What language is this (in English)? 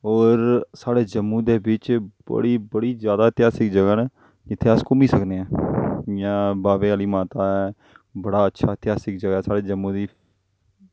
Dogri